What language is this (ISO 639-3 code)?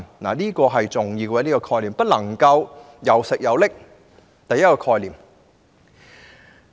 yue